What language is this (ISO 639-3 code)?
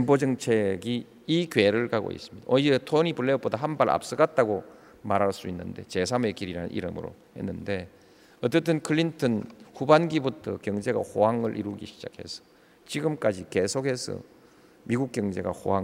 kor